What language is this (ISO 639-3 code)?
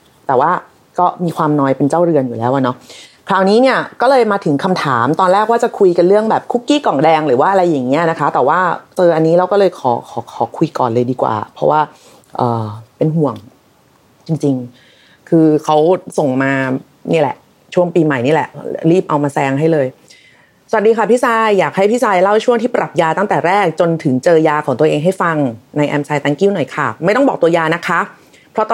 tha